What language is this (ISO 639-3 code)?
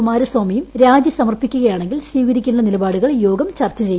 mal